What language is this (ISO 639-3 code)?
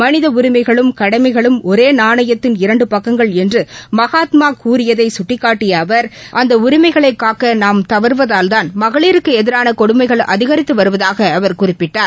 tam